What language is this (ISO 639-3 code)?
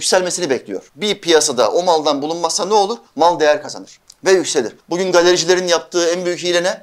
tur